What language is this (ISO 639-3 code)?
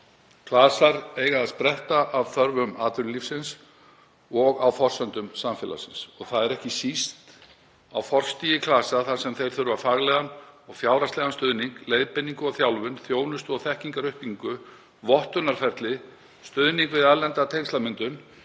isl